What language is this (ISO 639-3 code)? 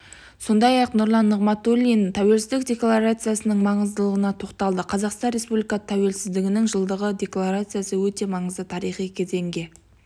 kaz